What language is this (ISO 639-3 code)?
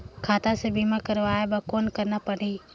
hne